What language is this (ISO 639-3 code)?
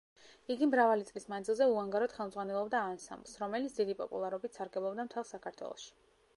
kat